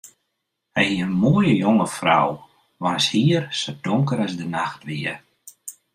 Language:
Western Frisian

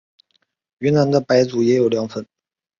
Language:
Chinese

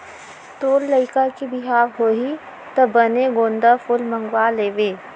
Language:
Chhattisgarhi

